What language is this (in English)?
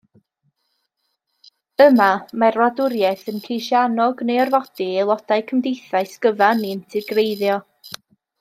Welsh